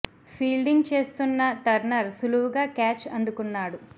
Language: Telugu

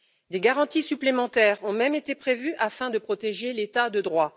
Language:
French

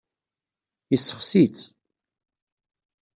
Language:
Kabyle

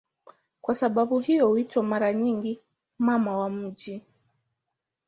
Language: Swahili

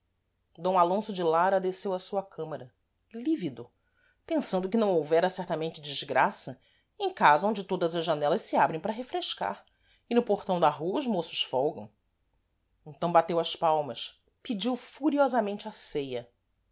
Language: Portuguese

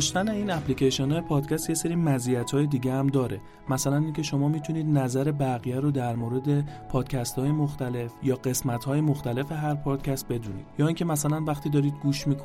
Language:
Persian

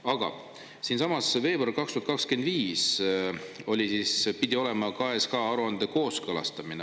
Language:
Estonian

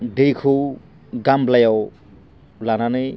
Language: Bodo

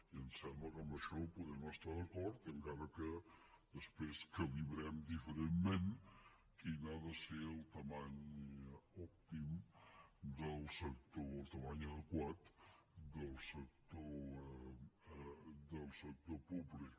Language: Catalan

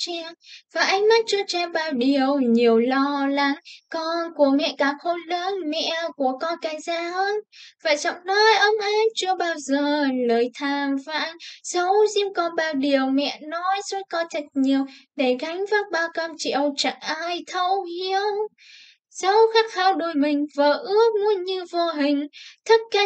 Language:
Vietnamese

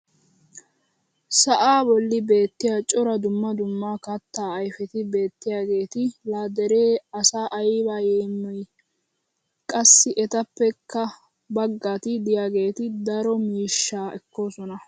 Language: Wolaytta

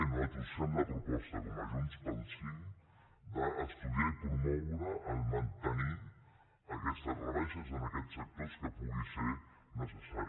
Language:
Catalan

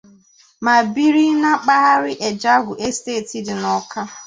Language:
Igbo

